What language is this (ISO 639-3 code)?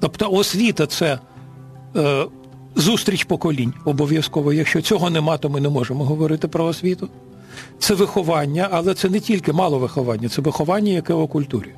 ukr